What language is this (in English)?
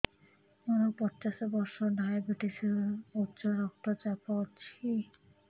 Odia